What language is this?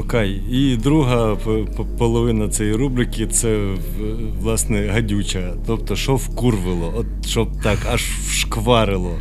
Ukrainian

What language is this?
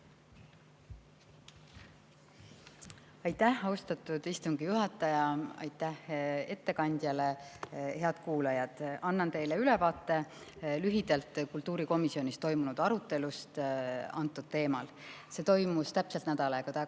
Estonian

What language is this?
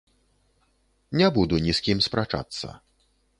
Belarusian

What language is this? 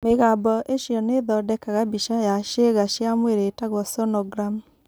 Kikuyu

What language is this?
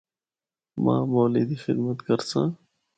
Northern Hindko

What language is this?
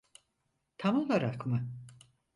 Turkish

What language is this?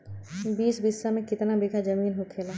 Bhojpuri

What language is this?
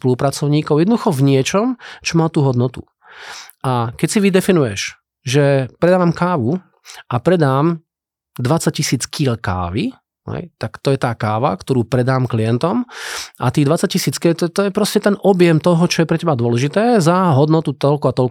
Slovak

